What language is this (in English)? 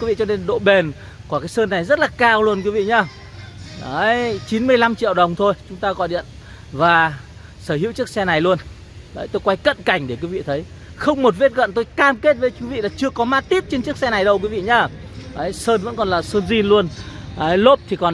Vietnamese